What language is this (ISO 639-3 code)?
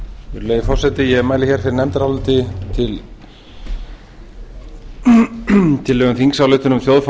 isl